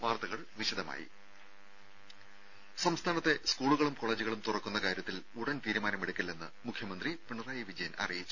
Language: Malayalam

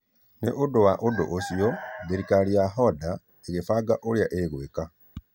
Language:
Kikuyu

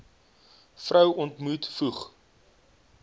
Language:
Afrikaans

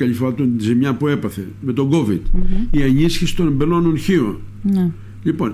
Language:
Greek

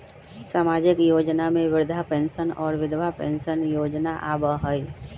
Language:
Magahi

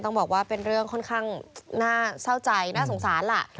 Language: Thai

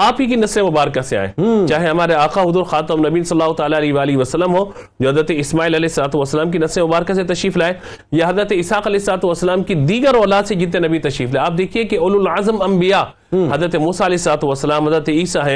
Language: Urdu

